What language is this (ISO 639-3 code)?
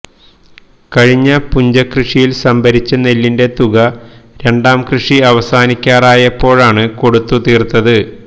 mal